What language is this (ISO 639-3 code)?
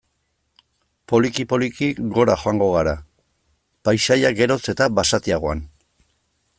eus